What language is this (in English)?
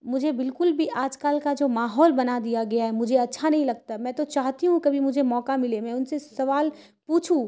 Urdu